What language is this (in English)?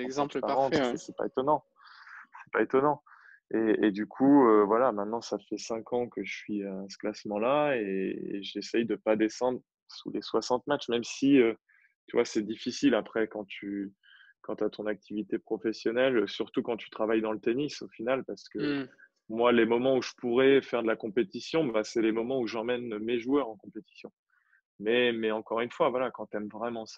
French